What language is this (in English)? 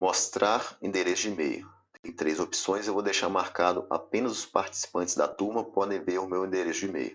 Portuguese